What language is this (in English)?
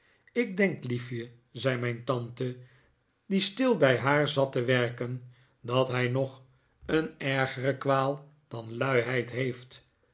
Dutch